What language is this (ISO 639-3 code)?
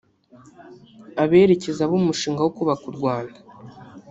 kin